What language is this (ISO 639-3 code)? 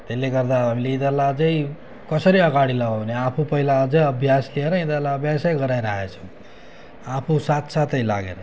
nep